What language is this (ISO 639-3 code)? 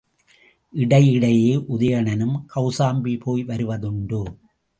tam